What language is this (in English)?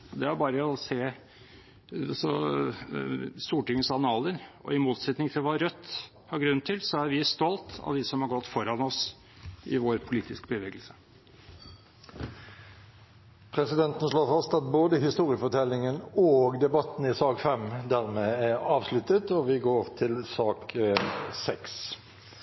Norwegian Bokmål